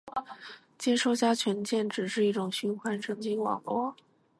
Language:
Chinese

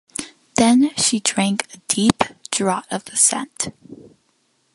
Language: English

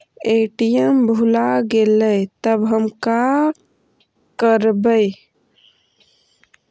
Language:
Magahi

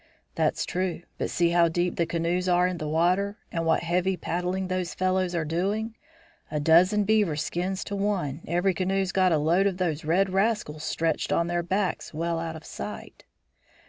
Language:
English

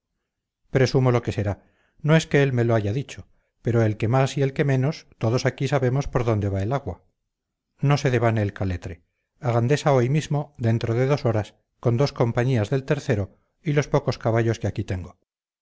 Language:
Spanish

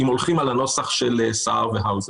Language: Hebrew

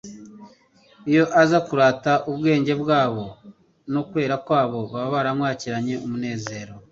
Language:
Kinyarwanda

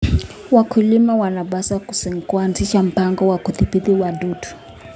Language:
Kalenjin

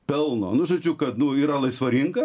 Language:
Lithuanian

